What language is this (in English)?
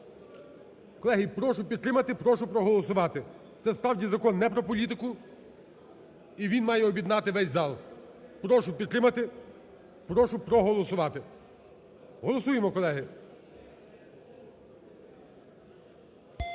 Ukrainian